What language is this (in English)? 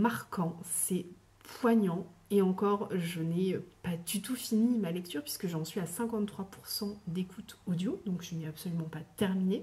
French